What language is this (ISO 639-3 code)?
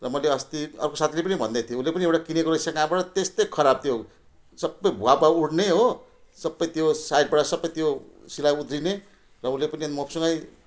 nep